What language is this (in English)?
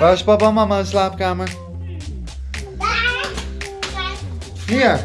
Dutch